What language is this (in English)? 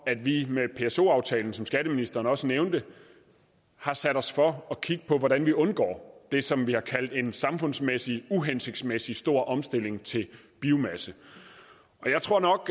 Danish